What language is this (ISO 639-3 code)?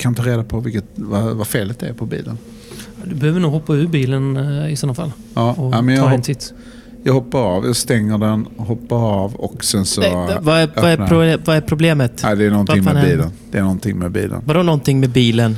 swe